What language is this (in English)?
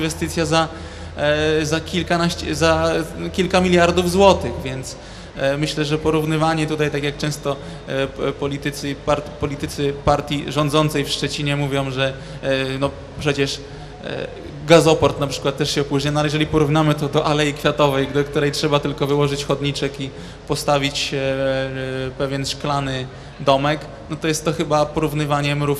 Polish